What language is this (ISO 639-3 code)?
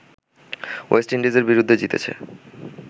ben